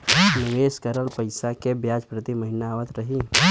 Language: Bhojpuri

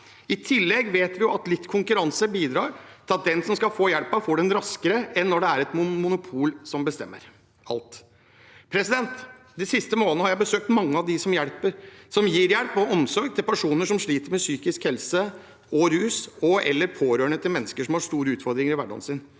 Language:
Norwegian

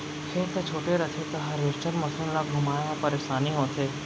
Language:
Chhattisgarhi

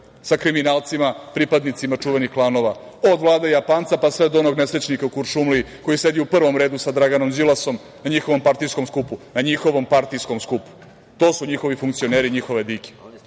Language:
Serbian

